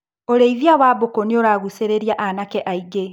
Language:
Kikuyu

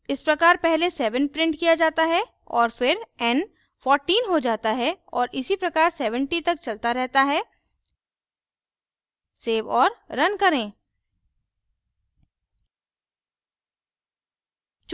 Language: Hindi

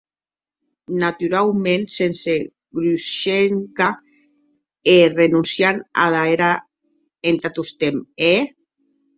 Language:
Occitan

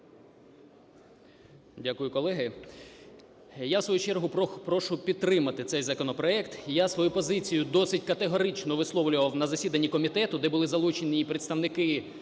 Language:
Ukrainian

